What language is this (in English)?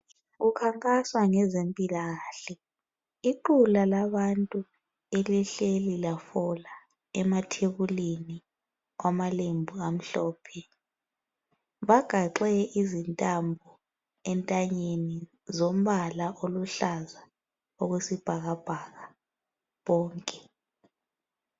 North Ndebele